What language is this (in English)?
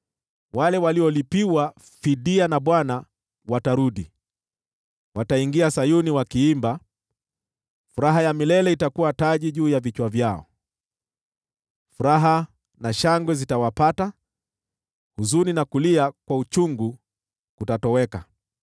Swahili